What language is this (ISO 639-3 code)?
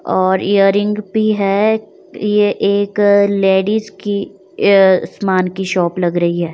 hin